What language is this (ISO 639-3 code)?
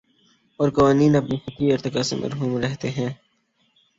urd